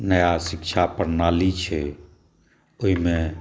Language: Maithili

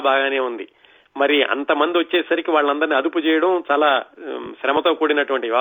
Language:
Telugu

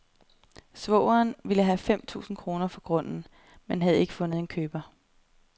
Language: Danish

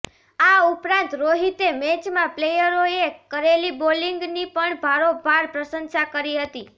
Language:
Gujarati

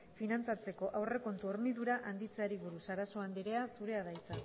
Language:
Basque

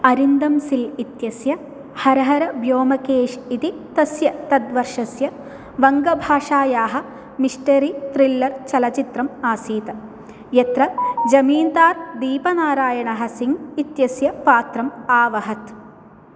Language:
Sanskrit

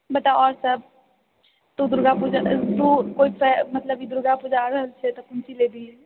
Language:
Maithili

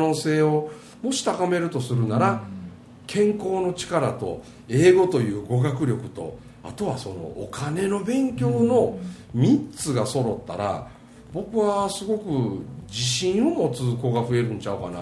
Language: Japanese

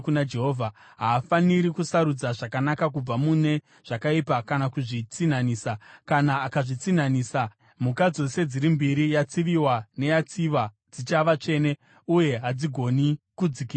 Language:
Shona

